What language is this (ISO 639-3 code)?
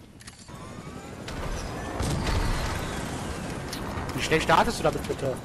deu